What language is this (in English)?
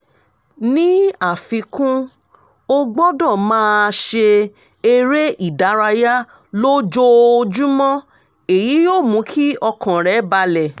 Yoruba